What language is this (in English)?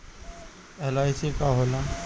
Bhojpuri